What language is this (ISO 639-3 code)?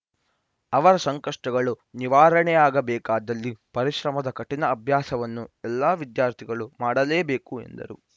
kan